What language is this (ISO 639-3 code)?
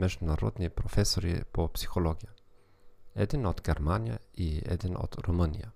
bul